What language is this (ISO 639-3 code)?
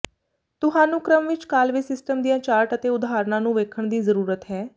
pan